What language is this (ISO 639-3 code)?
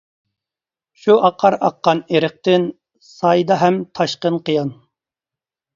uig